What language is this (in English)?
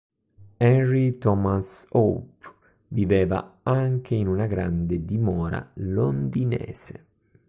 Italian